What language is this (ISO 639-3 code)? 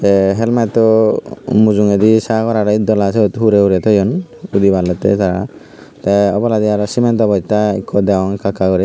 ccp